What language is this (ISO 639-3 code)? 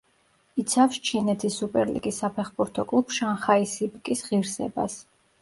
kat